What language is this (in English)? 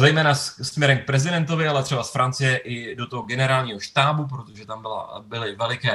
Czech